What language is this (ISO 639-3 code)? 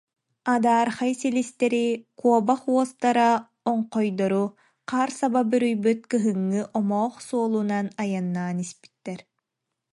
sah